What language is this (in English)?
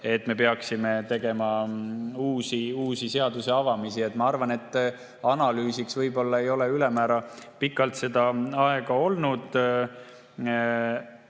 Estonian